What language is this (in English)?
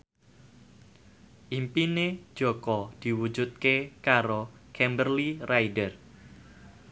Javanese